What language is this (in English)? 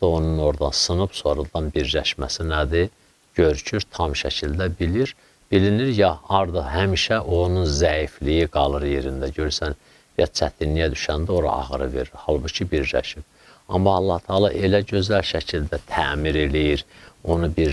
Turkish